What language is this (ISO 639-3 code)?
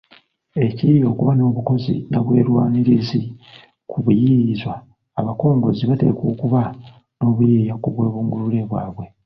lug